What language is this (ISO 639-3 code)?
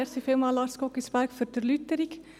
gsw